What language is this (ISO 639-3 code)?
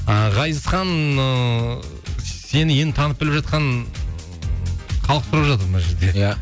kaz